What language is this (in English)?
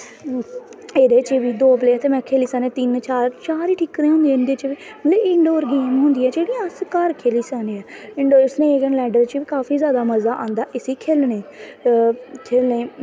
Dogri